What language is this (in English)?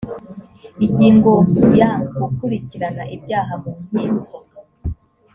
Kinyarwanda